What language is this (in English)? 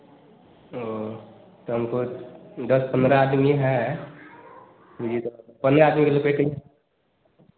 Hindi